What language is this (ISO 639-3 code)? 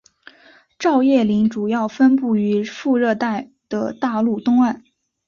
zho